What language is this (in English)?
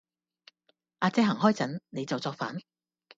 Cantonese